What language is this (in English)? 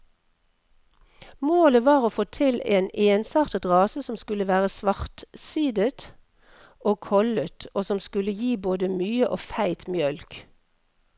Norwegian